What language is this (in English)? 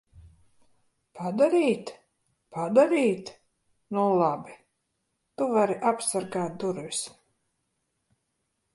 Latvian